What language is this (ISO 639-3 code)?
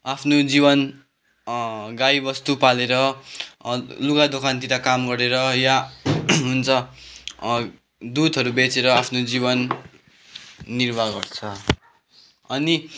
nep